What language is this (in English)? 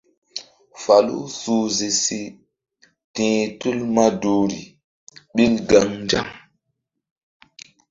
Mbum